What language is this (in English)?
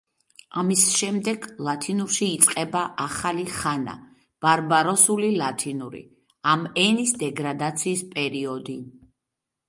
Georgian